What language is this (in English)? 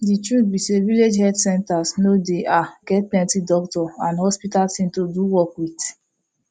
Nigerian Pidgin